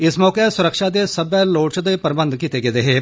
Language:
Dogri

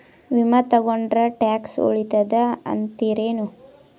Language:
Kannada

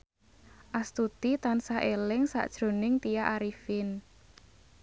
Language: Javanese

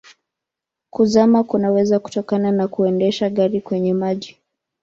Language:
Swahili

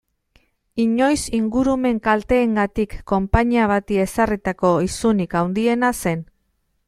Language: Basque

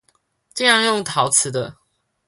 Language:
Chinese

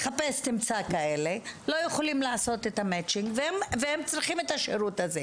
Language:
Hebrew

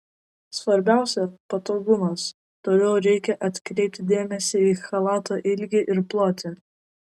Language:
Lithuanian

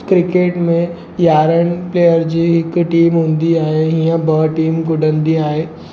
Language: Sindhi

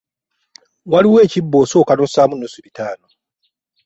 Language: Ganda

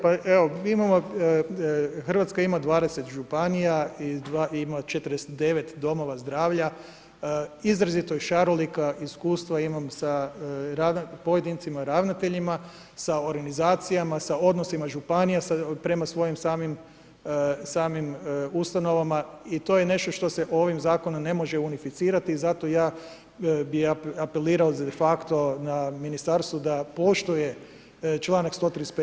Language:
Croatian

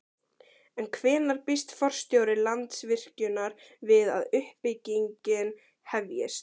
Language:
Icelandic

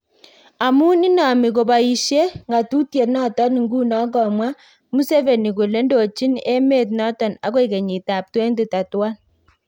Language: Kalenjin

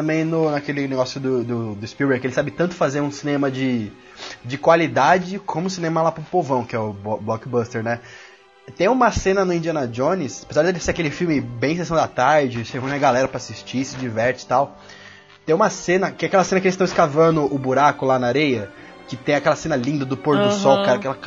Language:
Portuguese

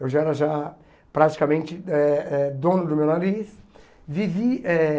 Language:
Portuguese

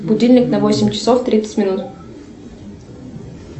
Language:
Russian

